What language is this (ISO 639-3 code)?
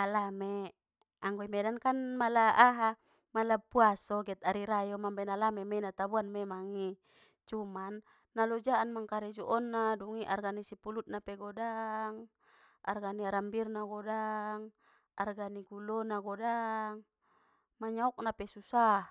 btm